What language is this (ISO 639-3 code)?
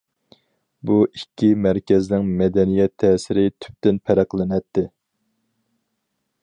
uig